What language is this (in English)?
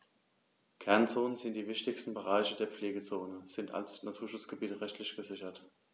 German